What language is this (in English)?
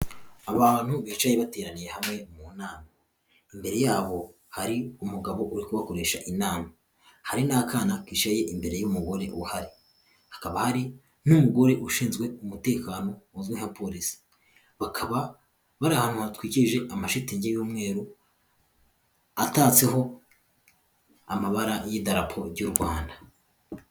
Kinyarwanda